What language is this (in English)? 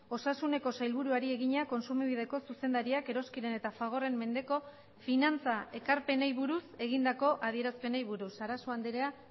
Basque